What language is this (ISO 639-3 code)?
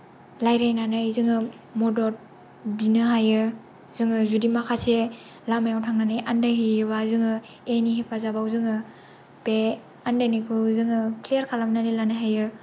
brx